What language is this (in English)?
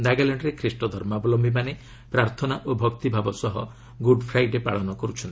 Odia